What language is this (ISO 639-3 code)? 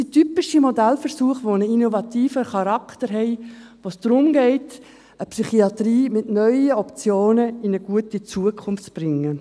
gsw